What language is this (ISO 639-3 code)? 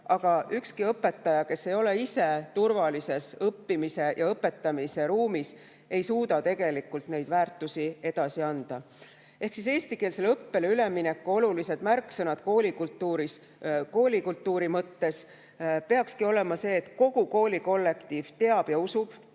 est